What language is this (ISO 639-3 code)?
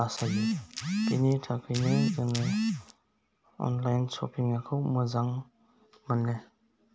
brx